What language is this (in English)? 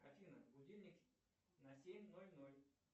Russian